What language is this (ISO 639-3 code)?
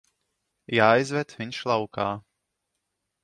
lav